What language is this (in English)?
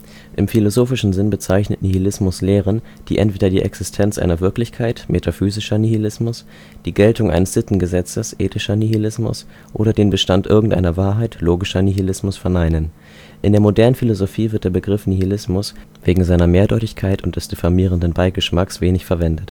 German